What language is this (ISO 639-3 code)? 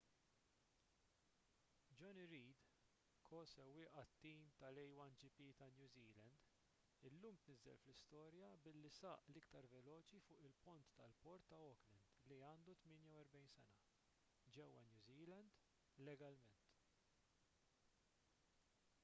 mlt